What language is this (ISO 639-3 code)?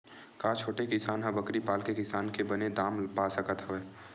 hne